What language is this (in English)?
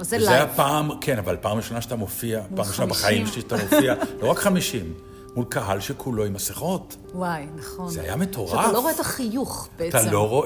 Hebrew